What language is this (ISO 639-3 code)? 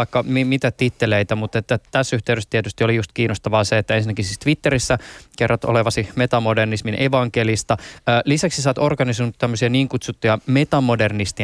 fin